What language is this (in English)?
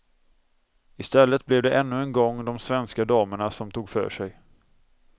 Swedish